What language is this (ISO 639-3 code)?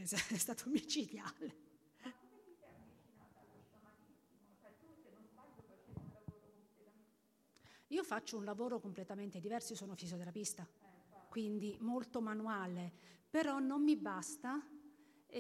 ita